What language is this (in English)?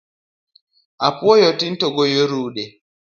Luo (Kenya and Tanzania)